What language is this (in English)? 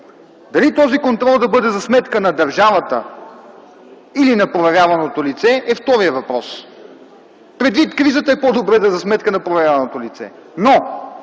Bulgarian